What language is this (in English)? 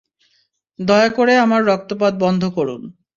Bangla